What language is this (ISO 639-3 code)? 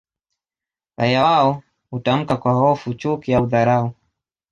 swa